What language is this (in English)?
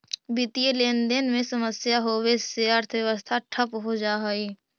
Magahi